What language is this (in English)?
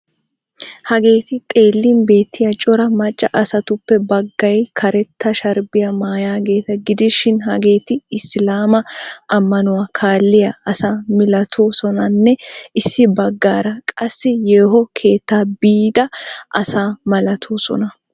Wolaytta